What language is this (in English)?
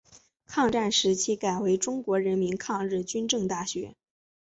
Chinese